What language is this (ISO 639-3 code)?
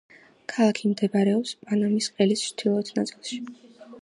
kat